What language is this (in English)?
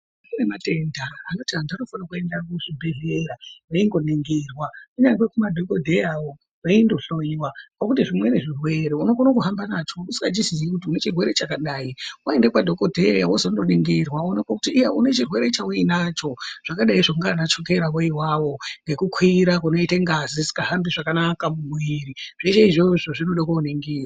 Ndau